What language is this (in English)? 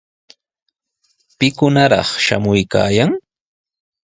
Sihuas Ancash Quechua